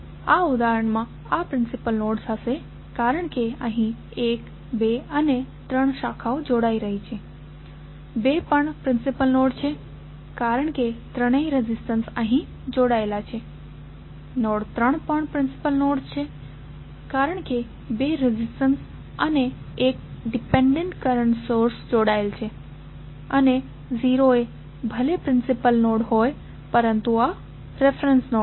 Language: Gujarati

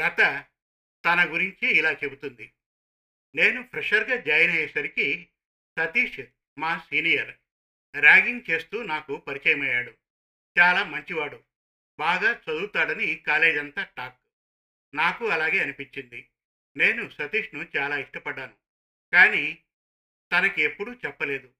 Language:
Telugu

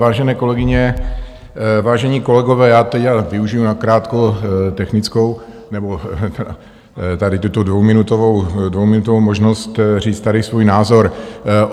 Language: Czech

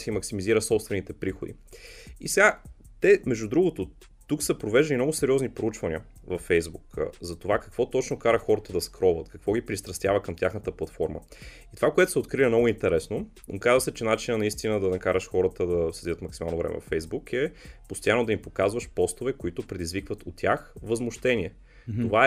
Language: Bulgarian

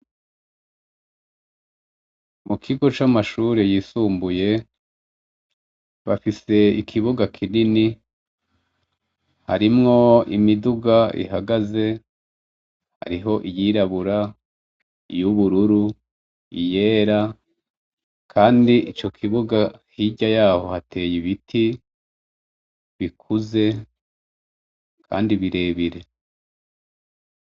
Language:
Rundi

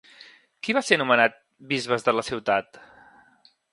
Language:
Catalan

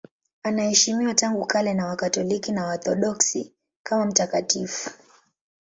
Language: Swahili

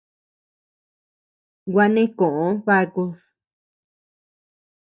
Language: Tepeuxila Cuicatec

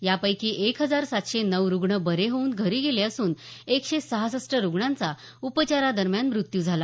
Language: Marathi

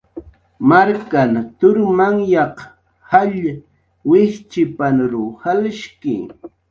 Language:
Jaqaru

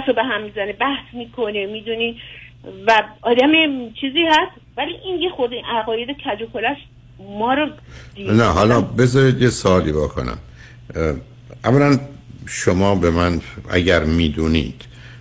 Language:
Persian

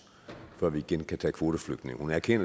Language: Danish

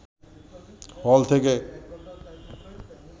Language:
Bangla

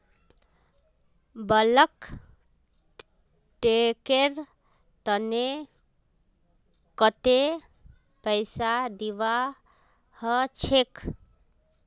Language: Magahi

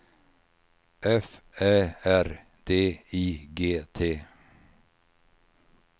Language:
Swedish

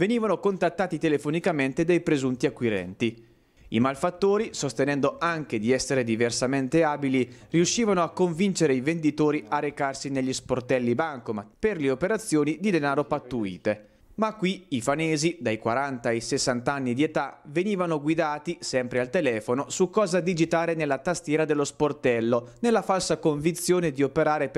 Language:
Italian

